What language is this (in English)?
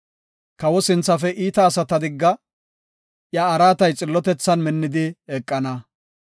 Gofa